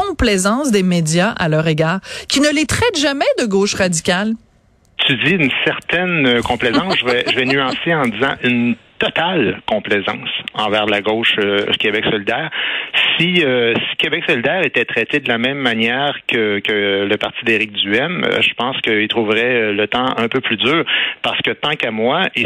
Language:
French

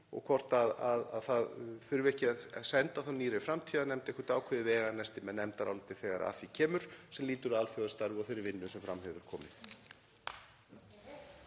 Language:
Icelandic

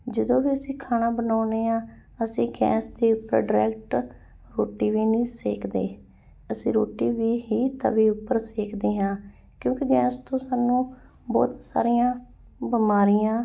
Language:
Punjabi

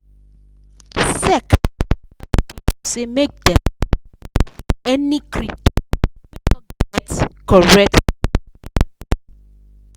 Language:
Nigerian Pidgin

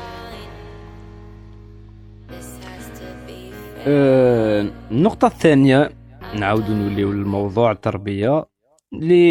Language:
Arabic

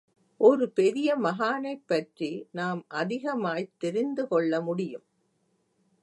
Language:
Tamil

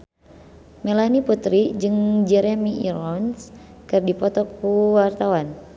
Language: Sundanese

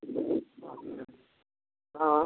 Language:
Maithili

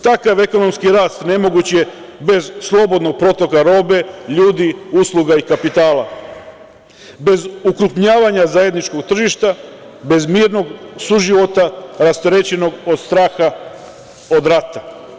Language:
Serbian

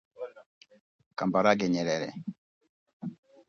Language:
Swahili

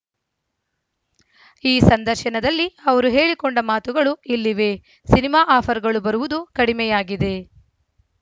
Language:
Kannada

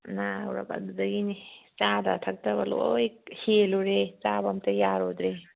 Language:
Manipuri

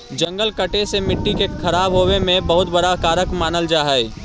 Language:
Magahi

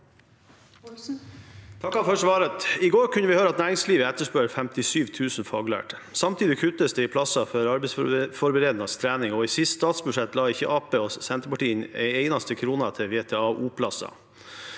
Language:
Norwegian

